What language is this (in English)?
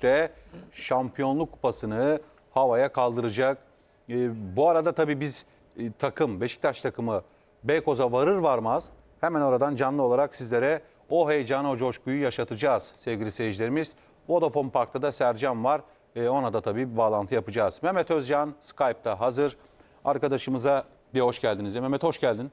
Turkish